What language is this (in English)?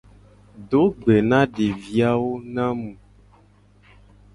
Gen